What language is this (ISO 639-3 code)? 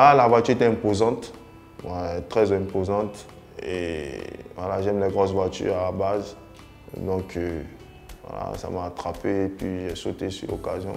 fra